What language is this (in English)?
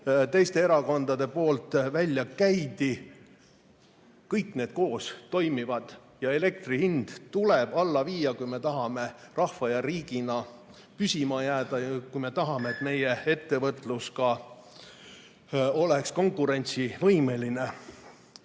Estonian